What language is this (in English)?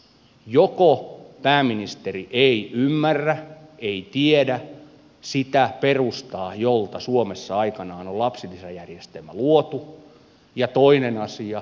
Finnish